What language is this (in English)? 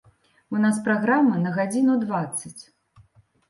Belarusian